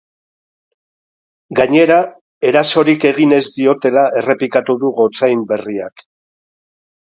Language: Basque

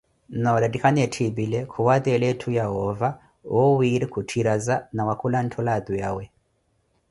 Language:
Koti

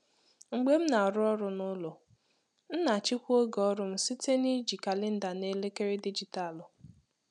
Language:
Igbo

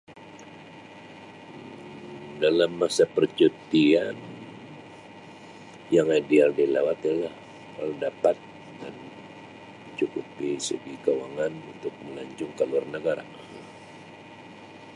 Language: Sabah Malay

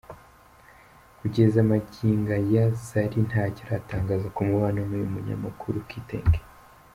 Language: Kinyarwanda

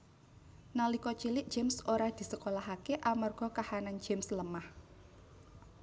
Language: Javanese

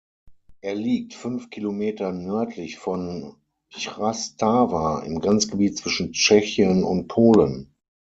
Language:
German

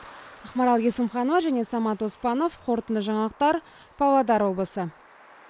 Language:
Kazakh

